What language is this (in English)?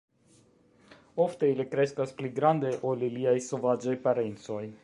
Esperanto